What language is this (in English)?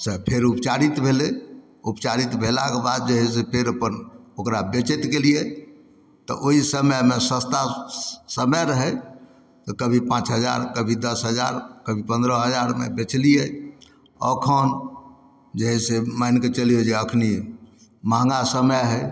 Maithili